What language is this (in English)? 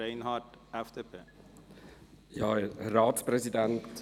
Swiss German